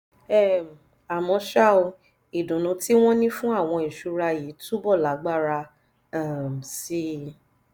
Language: Yoruba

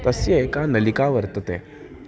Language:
Sanskrit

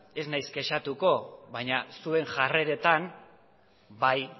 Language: Basque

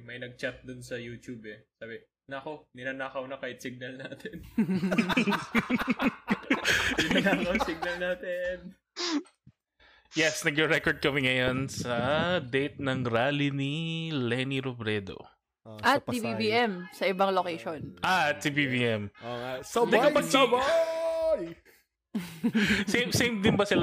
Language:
Filipino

